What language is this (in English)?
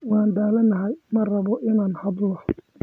Somali